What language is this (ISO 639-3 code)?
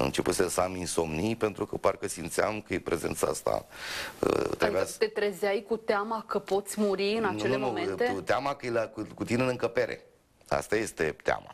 ron